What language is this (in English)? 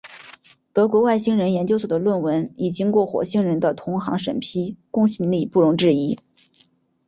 Chinese